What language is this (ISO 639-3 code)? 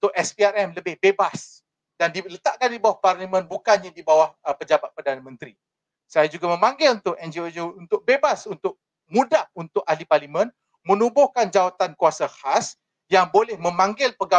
msa